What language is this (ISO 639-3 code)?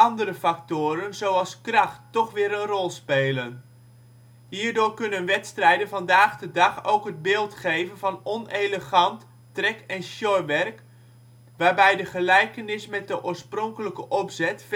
nld